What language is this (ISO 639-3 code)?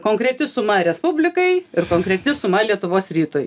lit